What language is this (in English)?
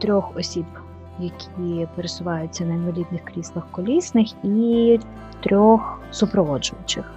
Ukrainian